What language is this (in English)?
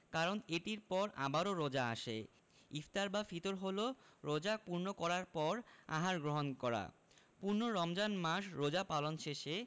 Bangla